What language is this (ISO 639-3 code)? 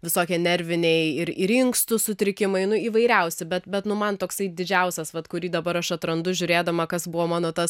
lit